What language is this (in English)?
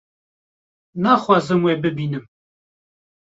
Kurdish